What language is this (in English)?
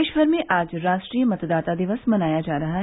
Hindi